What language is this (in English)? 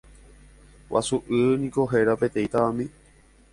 Guarani